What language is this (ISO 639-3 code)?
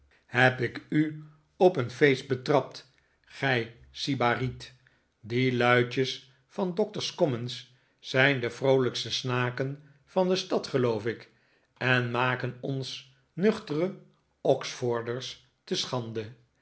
nld